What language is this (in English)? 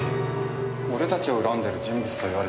Japanese